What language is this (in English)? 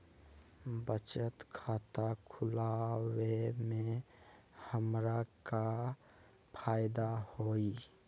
Magahi